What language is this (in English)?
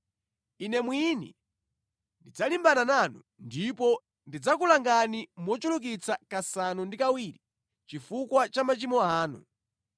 Nyanja